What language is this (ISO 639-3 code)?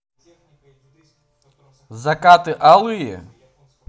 rus